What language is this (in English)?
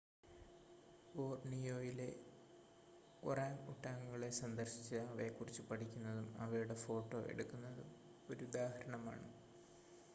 Malayalam